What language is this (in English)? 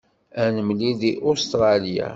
Kabyle